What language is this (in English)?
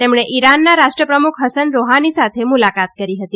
Gujarati